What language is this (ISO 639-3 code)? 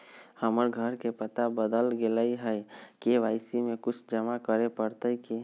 mag